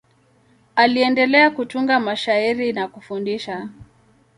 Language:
Swahili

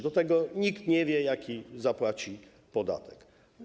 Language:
Polish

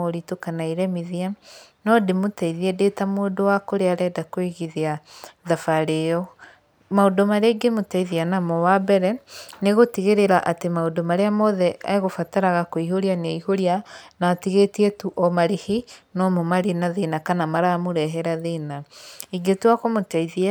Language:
Kikuyu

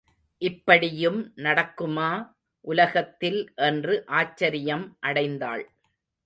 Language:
Tamil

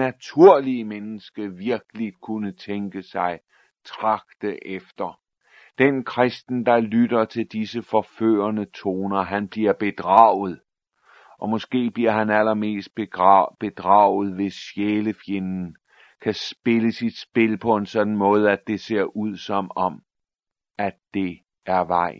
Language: Danish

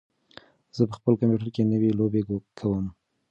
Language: Pashto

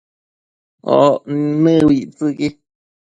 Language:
Matsés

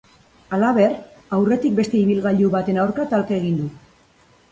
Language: Basque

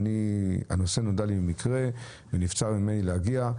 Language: Hebrew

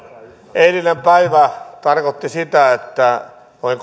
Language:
Finnish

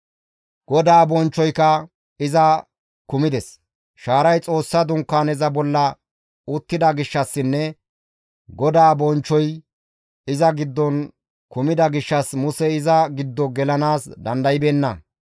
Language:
Gamo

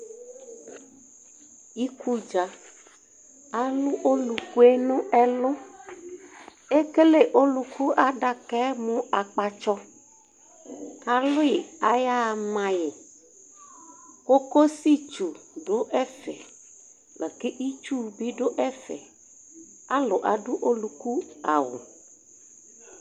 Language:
Ikposo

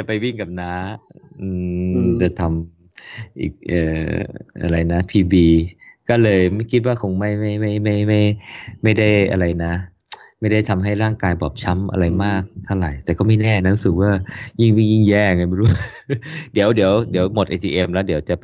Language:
Thai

